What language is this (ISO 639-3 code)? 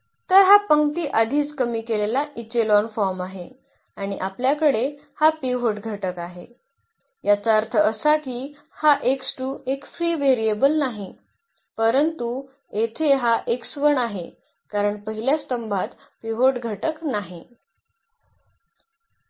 mar